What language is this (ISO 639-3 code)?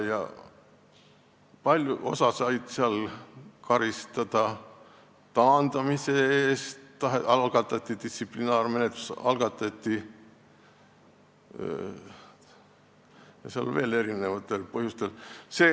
est